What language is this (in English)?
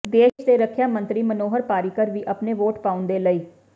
Punjabi